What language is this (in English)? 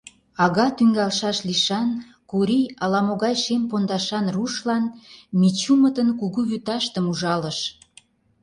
Mari